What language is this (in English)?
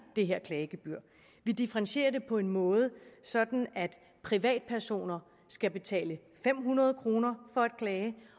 Danish